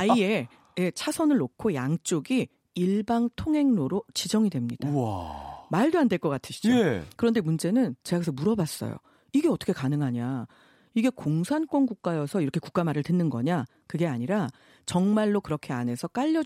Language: Korean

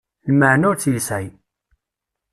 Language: Kabyle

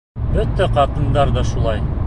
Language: Bashkir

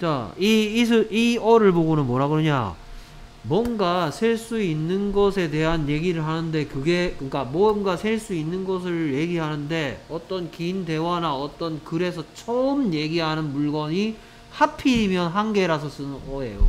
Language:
Korean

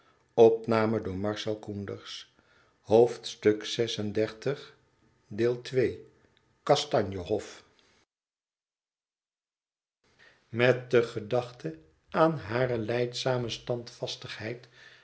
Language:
Dutch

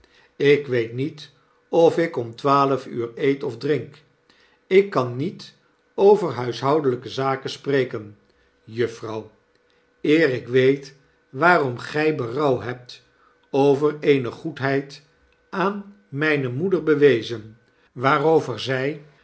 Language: Dutch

